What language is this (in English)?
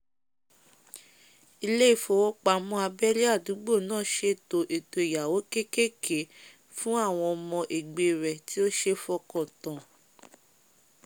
Yoruba